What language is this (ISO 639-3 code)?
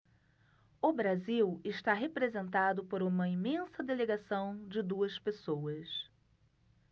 por